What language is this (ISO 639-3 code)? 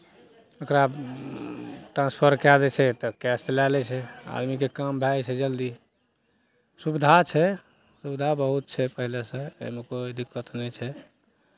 mai